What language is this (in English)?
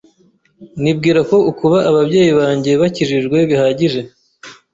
Kinyarwanda